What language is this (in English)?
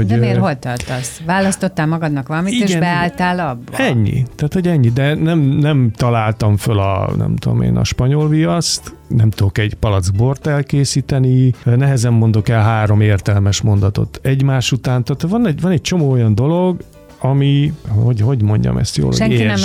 Hungarian